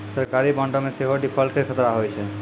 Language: Maithili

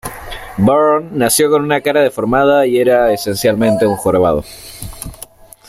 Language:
Spanish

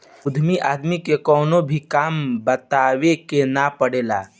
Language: Bhojpuri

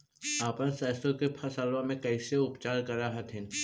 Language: Magahi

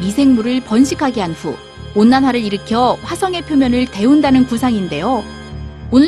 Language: Korean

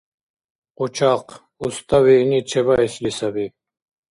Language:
Dargwa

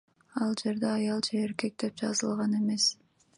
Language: Kyrgyz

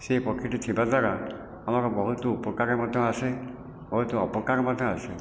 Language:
Odia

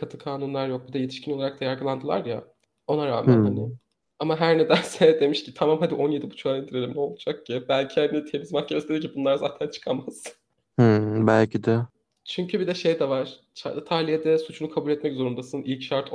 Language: Turkish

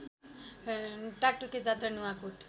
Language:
Nepali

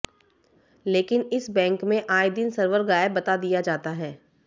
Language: Hindi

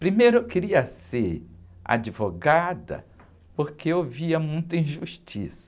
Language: Portuguese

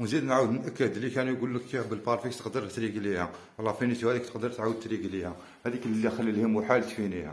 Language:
Arabic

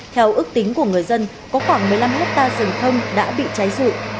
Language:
Vietnamese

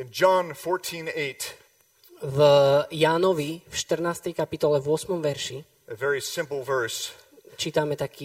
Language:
Slovak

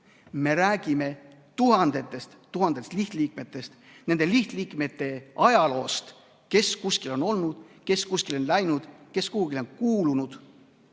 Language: Estonian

